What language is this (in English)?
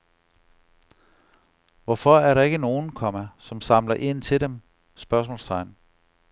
Danish